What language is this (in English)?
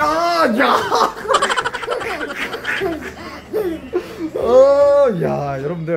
Korean